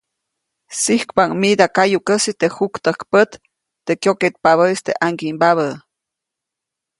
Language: Copainalá Zoque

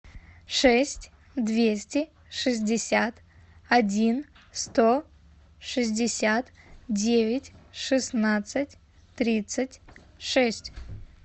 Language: Russian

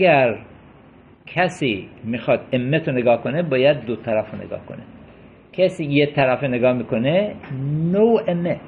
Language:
Persian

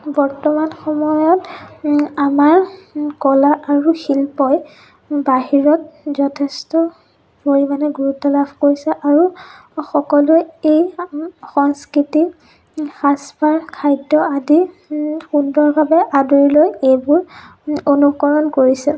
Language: Assamese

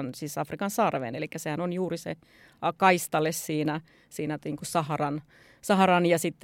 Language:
Finnish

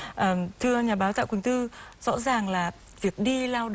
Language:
Vietnamese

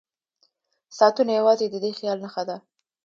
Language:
Pashto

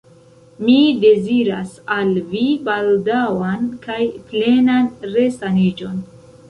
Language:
Esperanto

